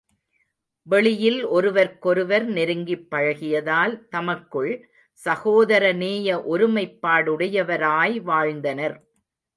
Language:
Tamil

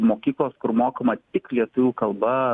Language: Lithuanian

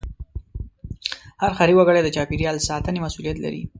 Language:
Pashto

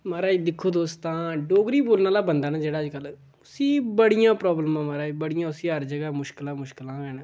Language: Dogri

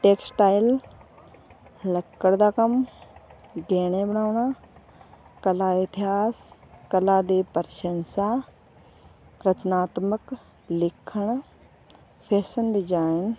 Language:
Punjabi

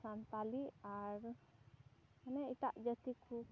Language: Santali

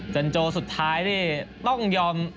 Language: Thai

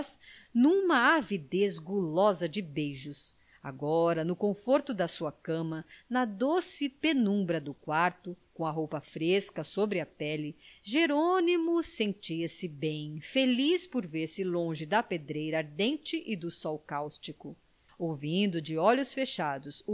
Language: Portuguese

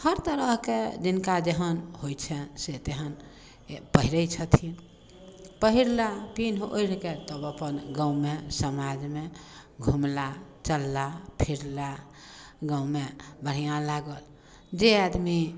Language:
Maithili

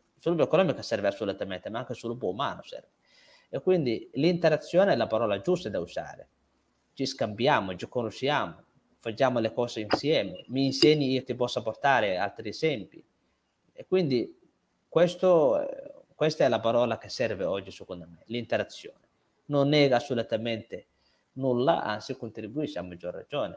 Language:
Italian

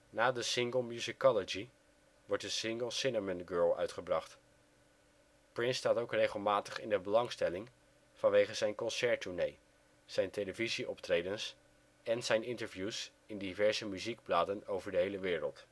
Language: Dutch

